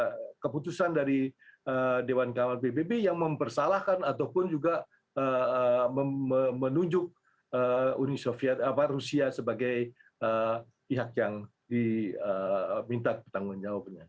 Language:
Indonesian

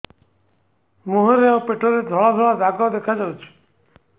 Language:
Odia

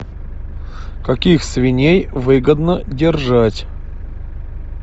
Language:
Russian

